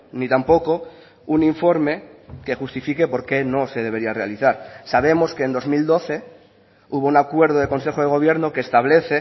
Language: Spanish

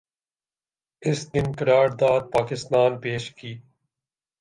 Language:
Urdu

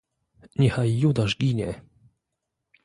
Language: Polish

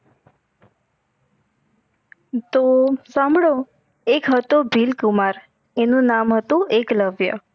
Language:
Gujarati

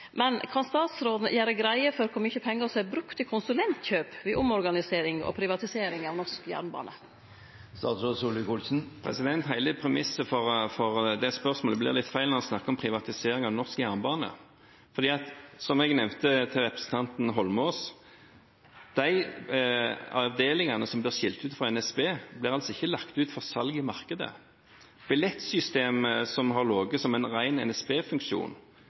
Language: Norwegian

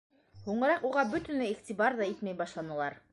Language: Bashkir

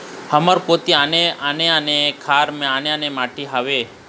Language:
Chhattisgarhi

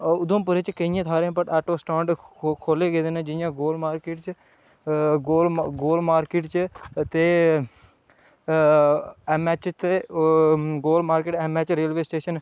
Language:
Dogri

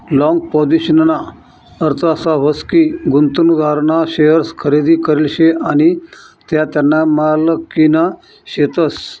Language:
Marathi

